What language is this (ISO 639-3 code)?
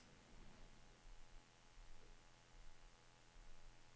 dan